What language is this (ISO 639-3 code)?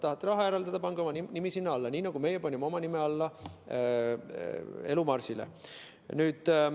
est